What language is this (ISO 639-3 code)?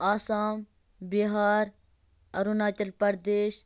kas